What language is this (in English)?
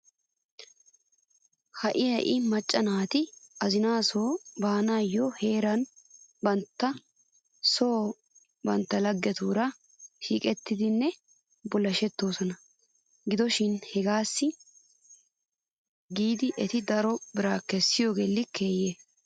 Wolaytta